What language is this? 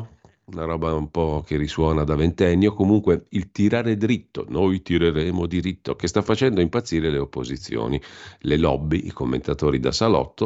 Italian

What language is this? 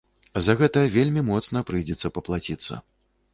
Belarusian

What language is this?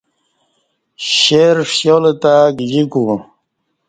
Kati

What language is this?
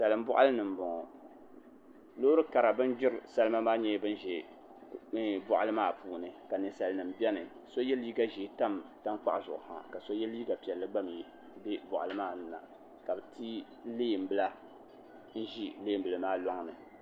Dagbani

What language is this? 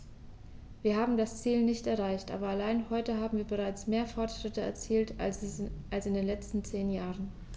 German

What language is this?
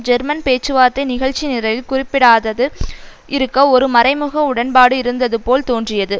Tamil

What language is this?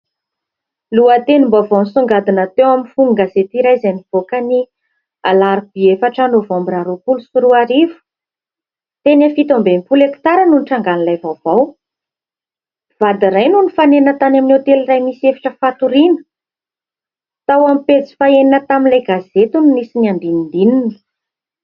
Malagasy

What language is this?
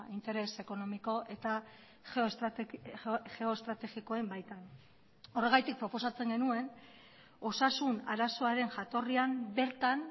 Basque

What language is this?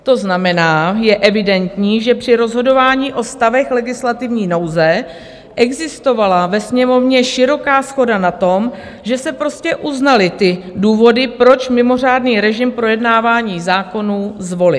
Czech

